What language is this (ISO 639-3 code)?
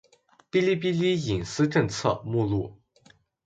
zho